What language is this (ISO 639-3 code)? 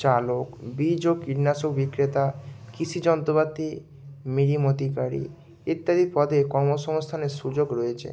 ben